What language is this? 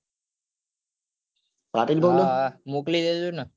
Gujarati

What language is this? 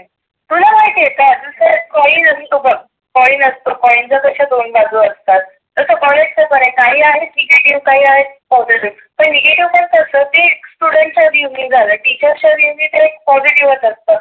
Marathi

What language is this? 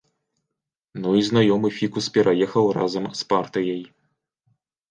Belarusian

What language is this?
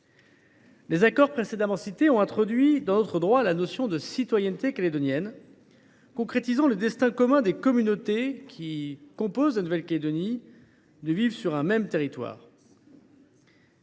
French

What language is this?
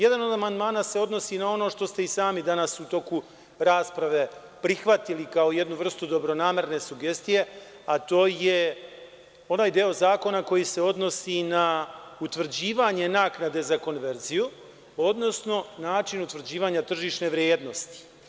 Serbian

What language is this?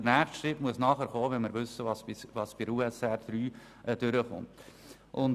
Swiss German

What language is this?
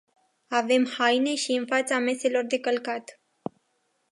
Romanian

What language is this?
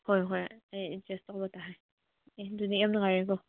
Manipuri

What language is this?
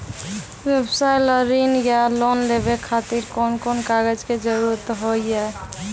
Maithili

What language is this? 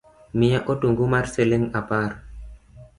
Luo (Kenya and Tanzania)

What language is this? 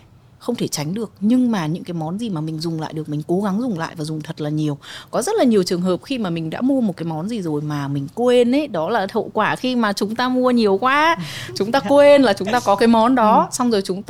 Vietnamese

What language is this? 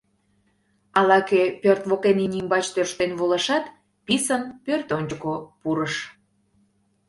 Mari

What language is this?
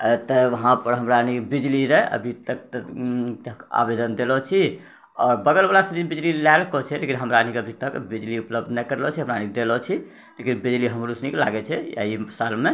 Maithili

